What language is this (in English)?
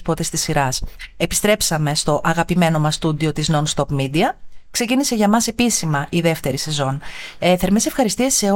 Greek